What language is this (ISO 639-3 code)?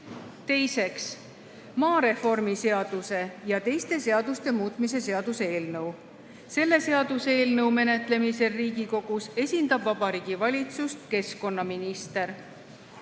est